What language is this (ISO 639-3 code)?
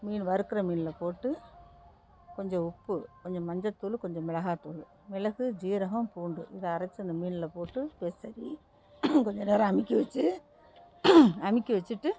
tam